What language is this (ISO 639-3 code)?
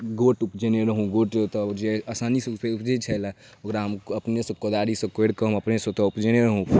mai